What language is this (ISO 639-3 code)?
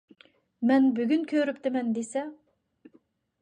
uig